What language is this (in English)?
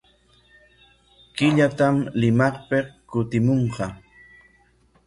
Corongo Ancash Quechua